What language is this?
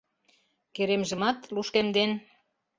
Mari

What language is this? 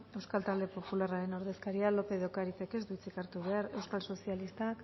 Basque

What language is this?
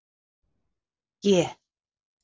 Icelandic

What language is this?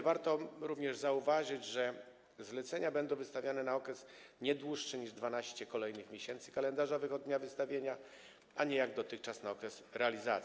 Polish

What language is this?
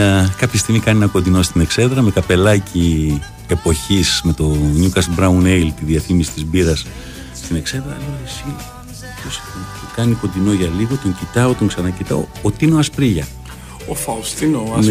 Greek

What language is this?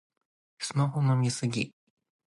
Japanese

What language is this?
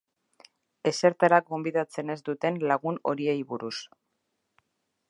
Basque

